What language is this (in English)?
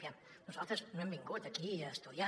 Catalan